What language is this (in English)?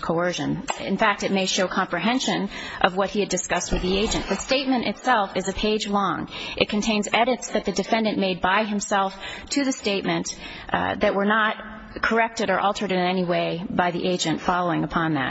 English